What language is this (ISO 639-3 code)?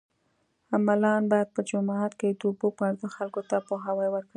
pus